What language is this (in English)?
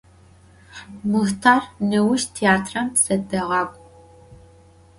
Adyghe